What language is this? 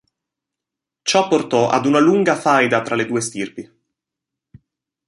Italian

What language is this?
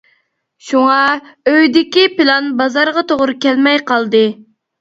Uyghur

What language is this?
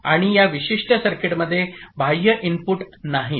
Marathi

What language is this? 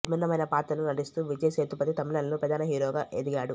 Telugu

